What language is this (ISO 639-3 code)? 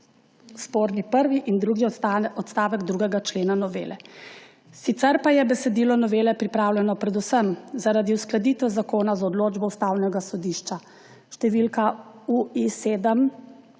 slv